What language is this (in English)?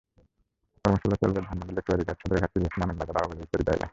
Bangla